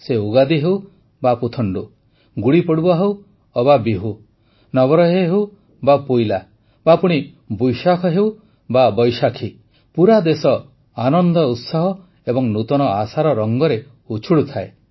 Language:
Odia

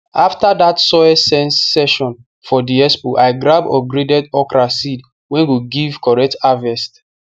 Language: Nigerian Pidgin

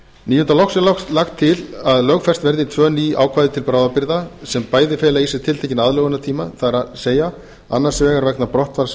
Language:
Icelandic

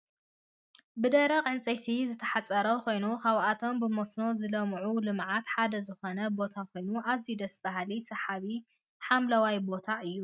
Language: Tigrinya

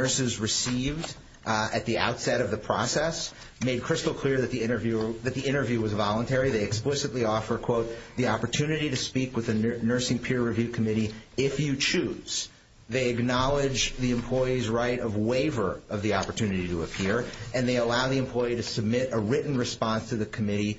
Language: English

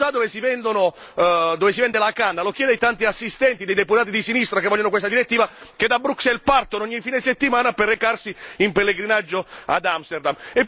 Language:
Italian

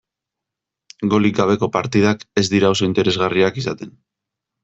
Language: Basque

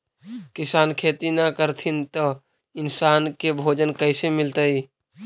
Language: Magahi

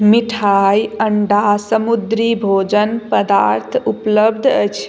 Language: Maithili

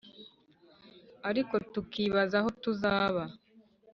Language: Kinyarwanda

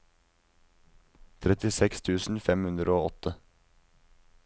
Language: Norwegian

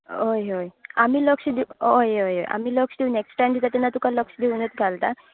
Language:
Konkani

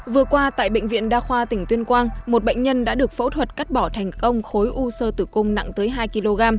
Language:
Vietnamese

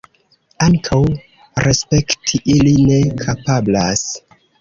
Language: Esperanto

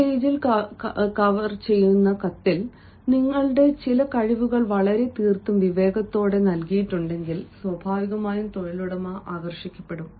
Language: Malayalam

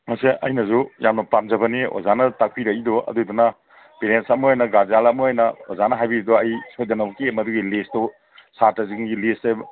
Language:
Manipuri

